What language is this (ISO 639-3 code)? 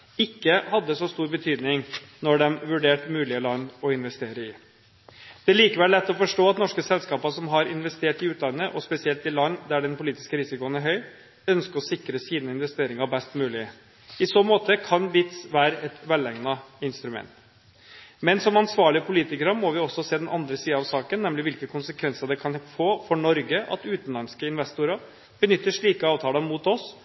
nob